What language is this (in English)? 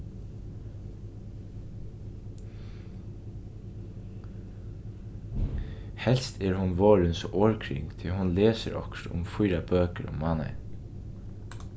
Faroese